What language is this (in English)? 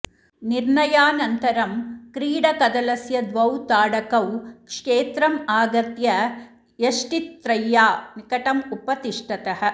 Sanskrit